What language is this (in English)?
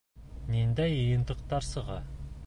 Bashkir